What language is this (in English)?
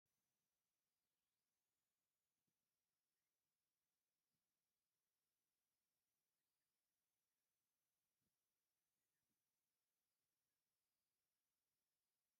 Tigrinya